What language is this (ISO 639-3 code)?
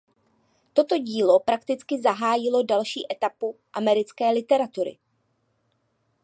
ces